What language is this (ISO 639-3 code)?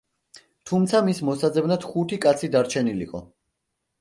kat